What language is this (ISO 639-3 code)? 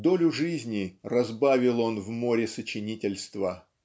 rus